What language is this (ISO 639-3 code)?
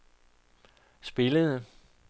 dan